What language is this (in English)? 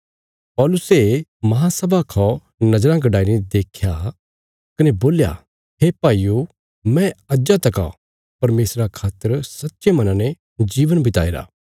Bilaspuri